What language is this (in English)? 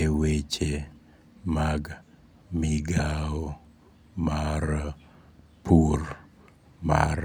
Luo (Kenya and Tanzania)